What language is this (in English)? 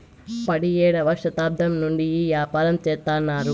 Telugu